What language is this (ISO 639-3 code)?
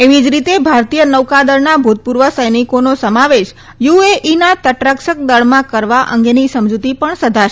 guj